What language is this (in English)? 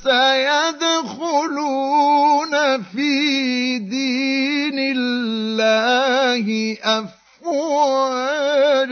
Arabic